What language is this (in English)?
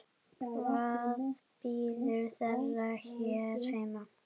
Icelandic